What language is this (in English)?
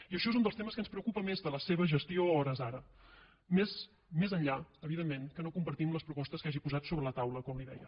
Catalan